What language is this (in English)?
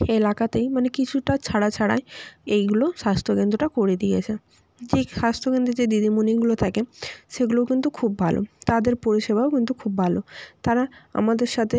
Bangla